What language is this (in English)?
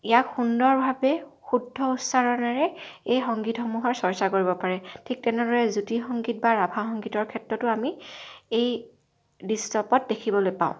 Assamese